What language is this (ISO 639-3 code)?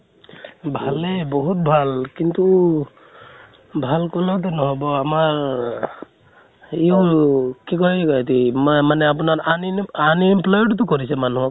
asm